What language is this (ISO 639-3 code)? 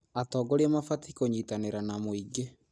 kik